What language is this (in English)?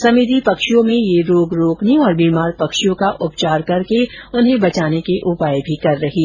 Hindi